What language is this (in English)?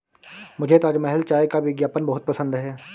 Hindi